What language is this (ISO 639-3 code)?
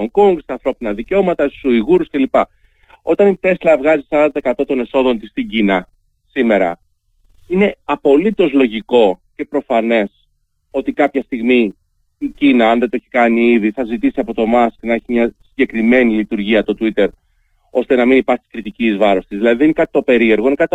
ell